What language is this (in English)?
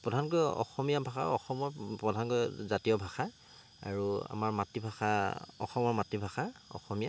Assamese